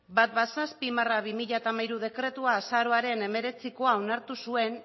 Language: Basque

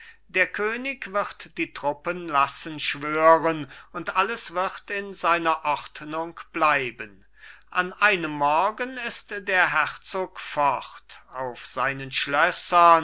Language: German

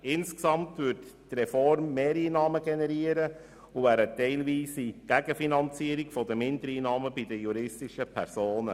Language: Swiss German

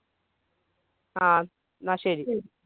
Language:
Malayalam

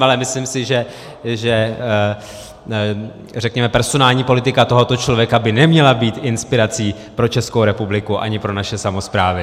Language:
Czech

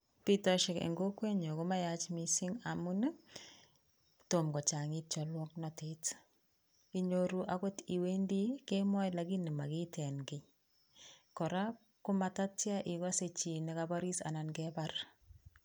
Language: Kalenjin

